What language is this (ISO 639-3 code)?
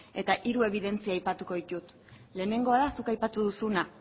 eus